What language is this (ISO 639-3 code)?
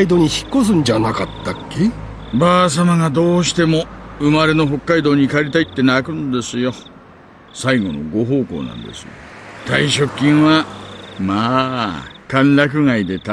jpn